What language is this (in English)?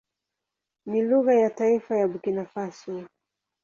Swahili